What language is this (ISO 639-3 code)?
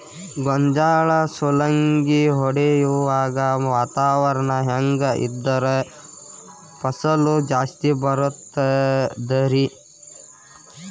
kan